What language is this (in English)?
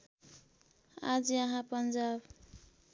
Nepali